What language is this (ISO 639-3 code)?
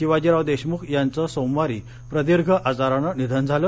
mar